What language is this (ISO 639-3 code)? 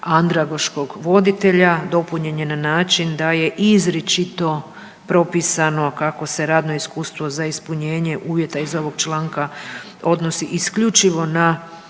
hrv